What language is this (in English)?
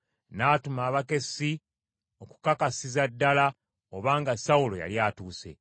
Ganda